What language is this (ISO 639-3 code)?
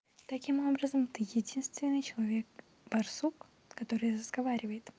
rus